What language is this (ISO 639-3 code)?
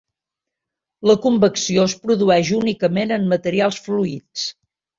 cat